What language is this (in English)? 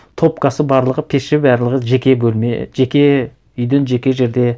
Kazakh